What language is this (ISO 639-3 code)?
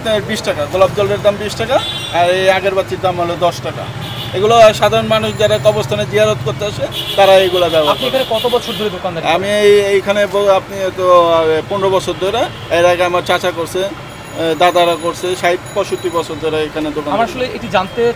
ron